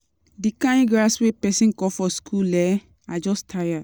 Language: Nigerian Pidgin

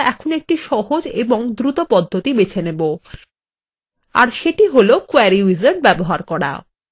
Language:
Bangla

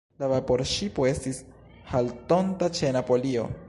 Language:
Esperanto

